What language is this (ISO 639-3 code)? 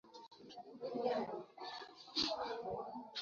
swa